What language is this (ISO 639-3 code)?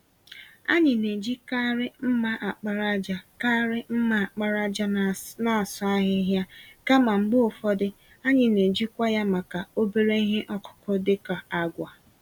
ibo